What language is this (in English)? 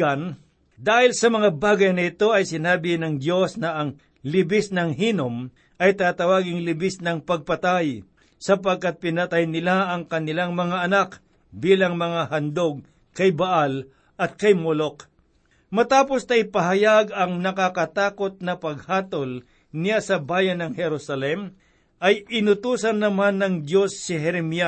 Filipino